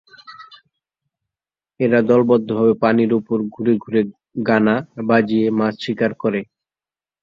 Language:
Bangla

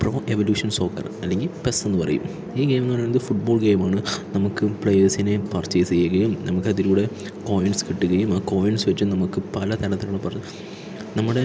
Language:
Malayalam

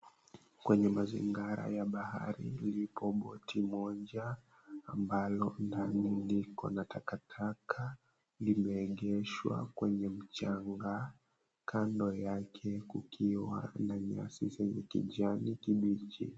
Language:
Swahili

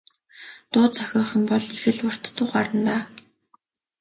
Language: Mongolian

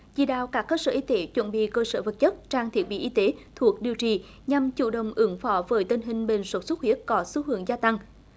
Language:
Vietnamese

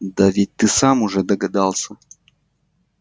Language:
Russian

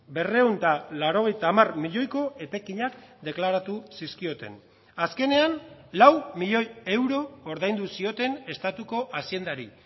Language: Basque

